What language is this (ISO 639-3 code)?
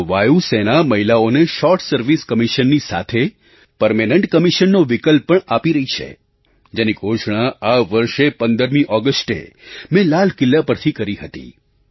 guj